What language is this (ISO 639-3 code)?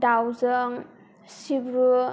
brx